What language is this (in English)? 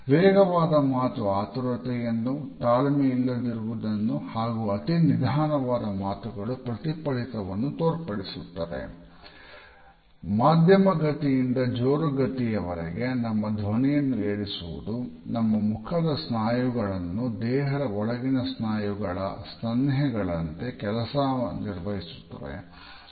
Kannada